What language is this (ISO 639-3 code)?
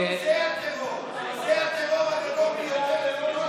heb